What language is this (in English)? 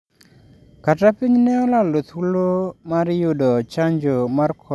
Luo (Kenya and Tanzania)